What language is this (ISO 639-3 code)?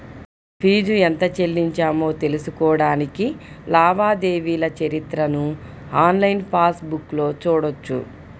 tel